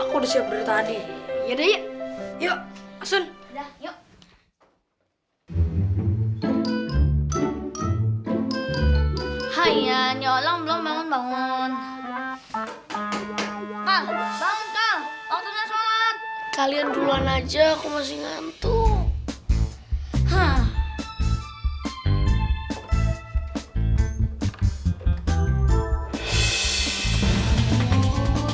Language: Indonesian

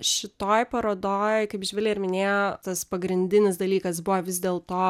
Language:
Lithuanian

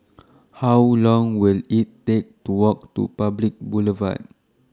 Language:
English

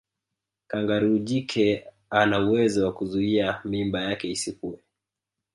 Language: Swahili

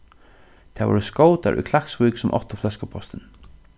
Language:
Faroese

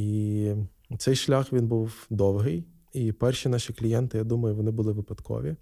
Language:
Ukrainian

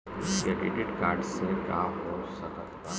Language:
Bhojpuri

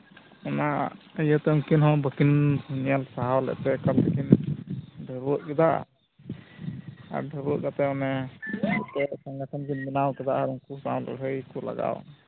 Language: Santali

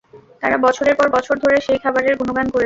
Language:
Bangla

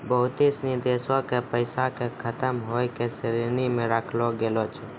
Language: Maithili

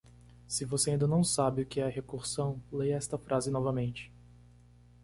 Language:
Portuguese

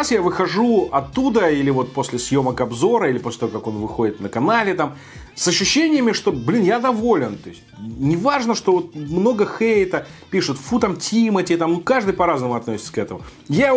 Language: Russian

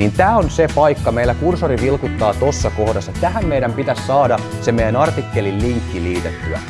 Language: Finnish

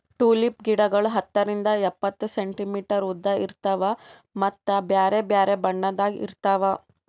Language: Kannada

